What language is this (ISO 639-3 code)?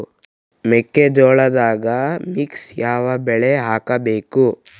kan